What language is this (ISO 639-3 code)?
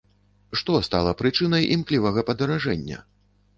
bel